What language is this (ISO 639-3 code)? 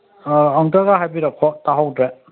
mni